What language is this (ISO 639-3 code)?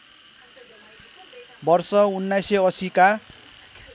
nep